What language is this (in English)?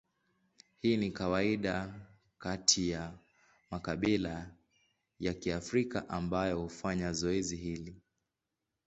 Swahili